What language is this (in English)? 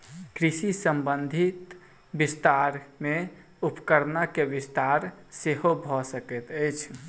Maithili